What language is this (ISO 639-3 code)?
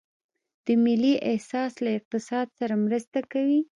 pus